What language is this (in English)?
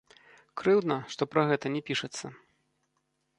Belarusian